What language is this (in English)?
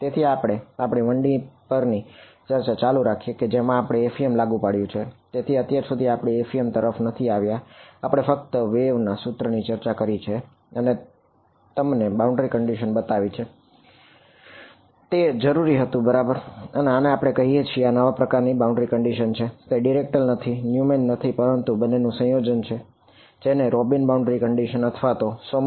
Gujarati